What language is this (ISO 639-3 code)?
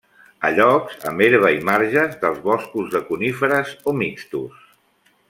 cat